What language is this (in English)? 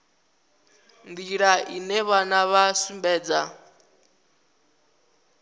Venda